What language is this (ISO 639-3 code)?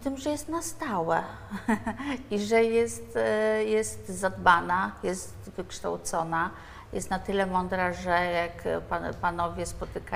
pol